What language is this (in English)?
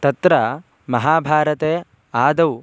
Sanskrit